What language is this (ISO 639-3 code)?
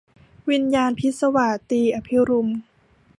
tha